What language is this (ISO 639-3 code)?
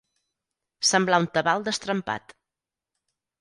cat